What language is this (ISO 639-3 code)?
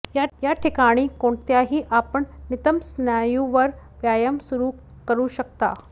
mar